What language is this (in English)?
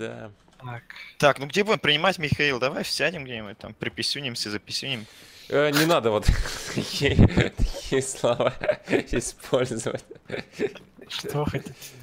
Russian